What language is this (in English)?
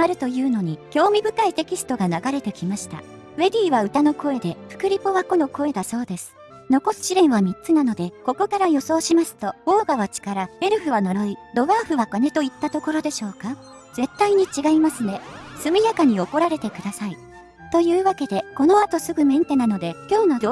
Japanese